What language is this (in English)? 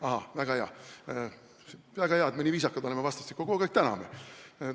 Estonian